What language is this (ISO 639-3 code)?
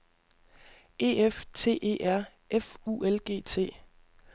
dan